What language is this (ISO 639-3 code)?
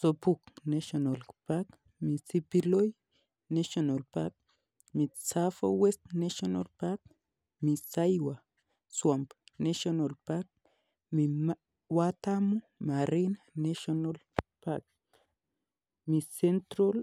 kln